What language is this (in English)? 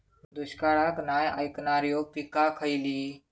Marathi